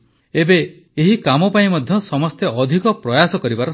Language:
Odia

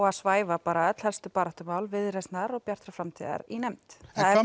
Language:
Icelandic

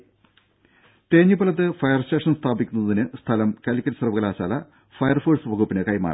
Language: Malayalam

